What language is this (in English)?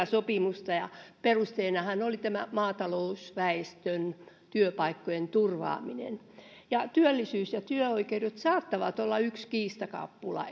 Finnish